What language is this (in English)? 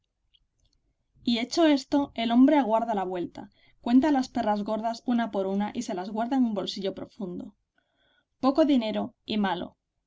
Spanish